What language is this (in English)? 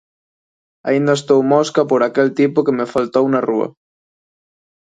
Galician